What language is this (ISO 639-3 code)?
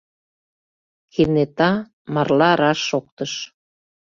chm